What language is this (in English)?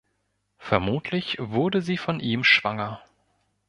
German